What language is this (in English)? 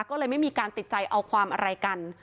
Thai